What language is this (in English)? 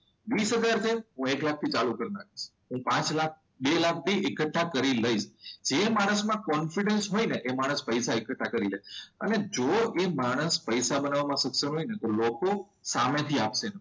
Gujarati